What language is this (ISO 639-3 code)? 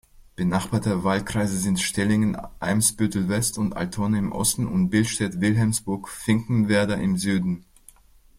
deu